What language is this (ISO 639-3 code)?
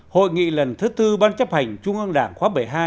vie